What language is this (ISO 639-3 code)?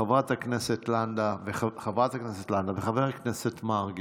heb